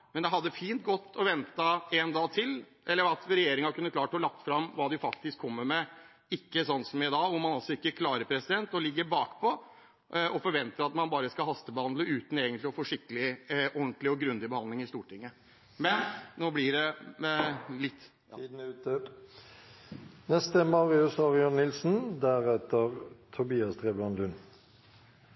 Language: Norwegian Bokmål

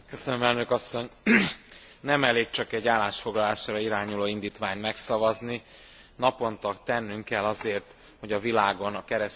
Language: Hungarian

